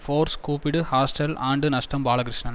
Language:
Tamil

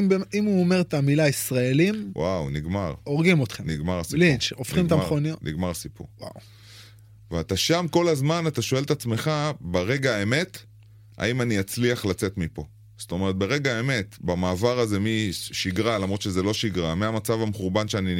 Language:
Hebrew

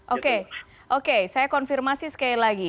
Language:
Indonesian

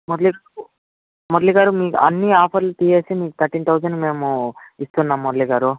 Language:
Telugu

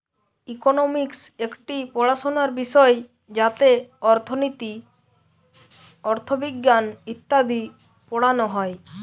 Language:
Bangla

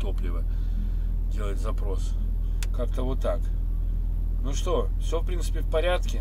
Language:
Russian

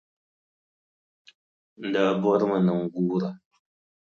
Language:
Dagbani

